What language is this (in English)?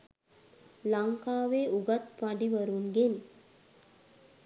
Sinhala